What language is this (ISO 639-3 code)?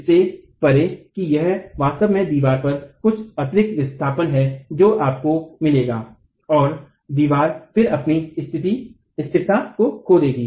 hin